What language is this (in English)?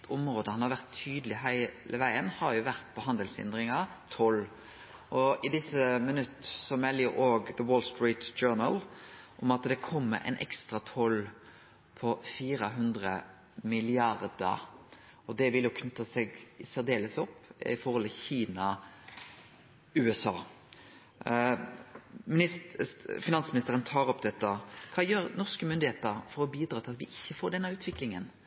Norwegian Nynorsk